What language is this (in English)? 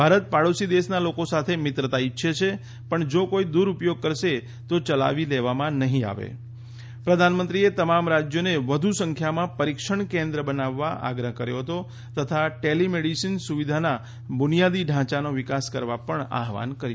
Gujarati